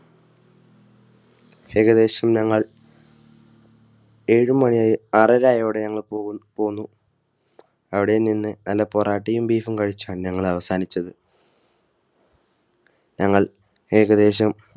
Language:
Malayalam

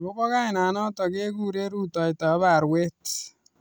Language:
Kalenjin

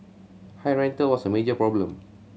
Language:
English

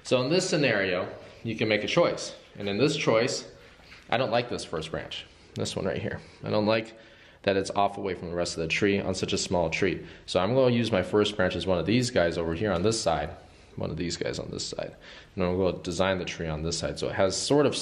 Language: English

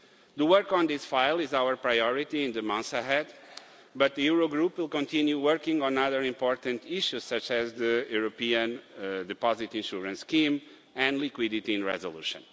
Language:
English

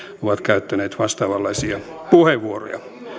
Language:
Finnish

